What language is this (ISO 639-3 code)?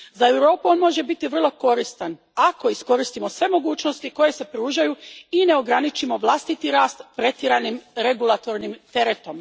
hrv